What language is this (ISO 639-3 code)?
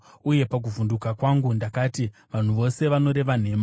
sna